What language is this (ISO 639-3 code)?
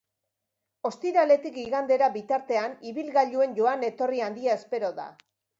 eus